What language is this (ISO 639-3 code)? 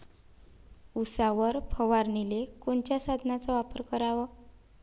mar